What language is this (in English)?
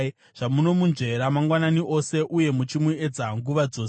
Shona